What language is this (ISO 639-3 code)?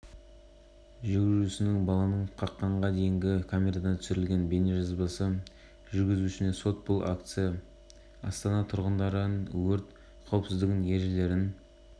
kaz